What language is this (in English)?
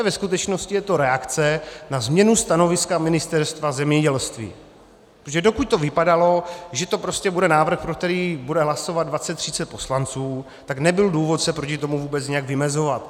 Czech